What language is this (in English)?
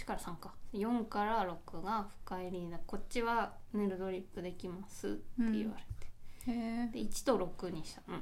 Japanese